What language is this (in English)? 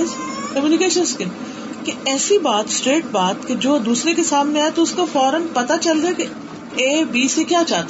Urdu